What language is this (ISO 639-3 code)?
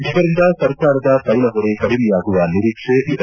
kan